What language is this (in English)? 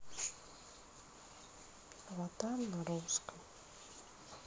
Russian